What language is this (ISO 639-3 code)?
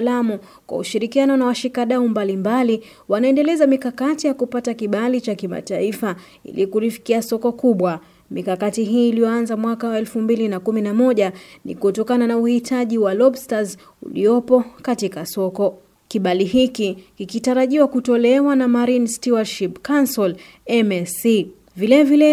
swa